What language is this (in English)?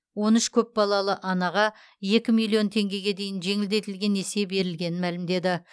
Kazakh